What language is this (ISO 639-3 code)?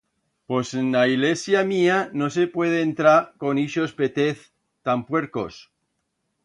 arg